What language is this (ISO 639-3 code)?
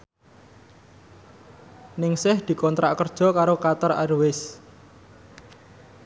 jav